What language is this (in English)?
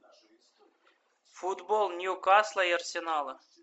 Russian